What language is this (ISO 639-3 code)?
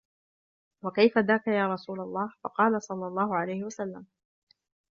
ara